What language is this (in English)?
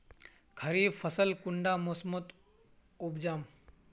Magahi